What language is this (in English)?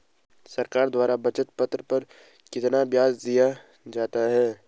Hindi